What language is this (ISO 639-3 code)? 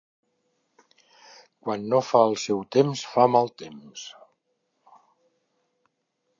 cat